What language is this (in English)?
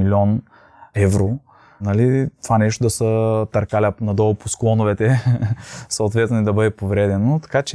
Bulgarian